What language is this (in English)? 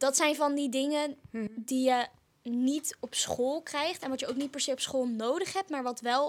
Dutch